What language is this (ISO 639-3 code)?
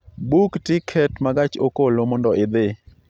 luo